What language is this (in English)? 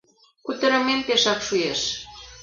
Mari